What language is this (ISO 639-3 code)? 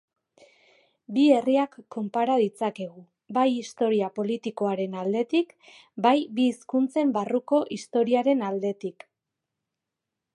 eus